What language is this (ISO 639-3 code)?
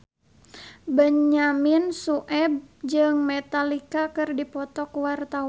sun